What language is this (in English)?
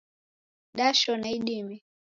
Taita